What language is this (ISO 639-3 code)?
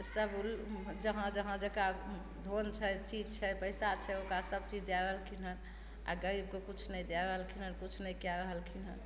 mai